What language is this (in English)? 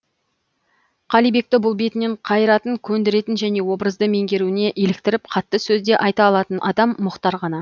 Kazakh